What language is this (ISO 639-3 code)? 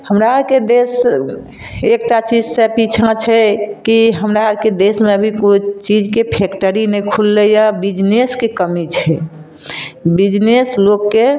mai